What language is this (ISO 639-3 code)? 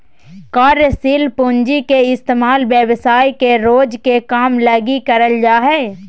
mag